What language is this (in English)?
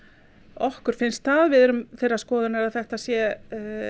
Icelandic